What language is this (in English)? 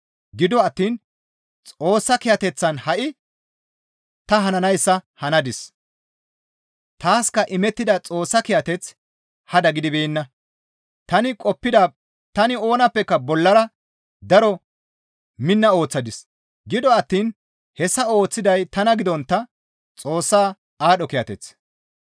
Gamo